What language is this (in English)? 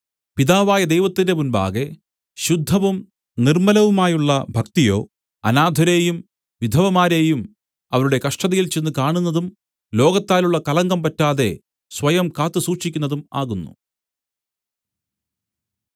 Malayalam